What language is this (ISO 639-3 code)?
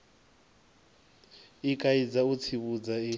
ven